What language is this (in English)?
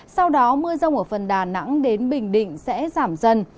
Vietnamese